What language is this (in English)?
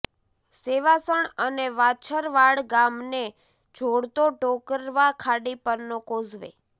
Gujarati